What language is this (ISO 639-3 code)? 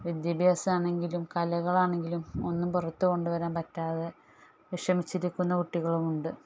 mal